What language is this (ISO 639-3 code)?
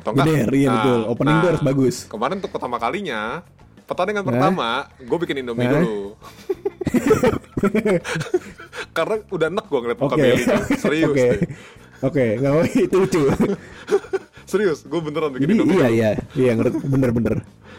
ind